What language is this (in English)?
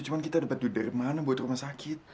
Indonesian